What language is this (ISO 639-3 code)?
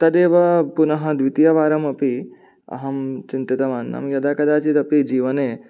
san